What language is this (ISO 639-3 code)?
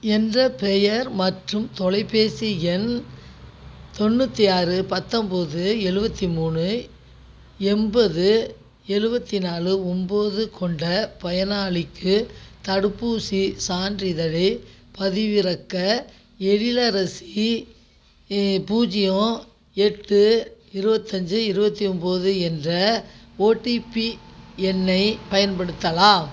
tam